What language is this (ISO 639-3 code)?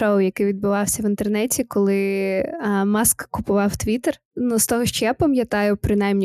ukr